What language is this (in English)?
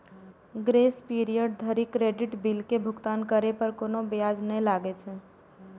Maithili